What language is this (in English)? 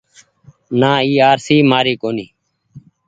Goaria